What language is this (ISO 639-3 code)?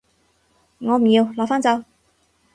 yue